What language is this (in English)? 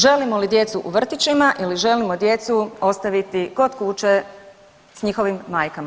Croatian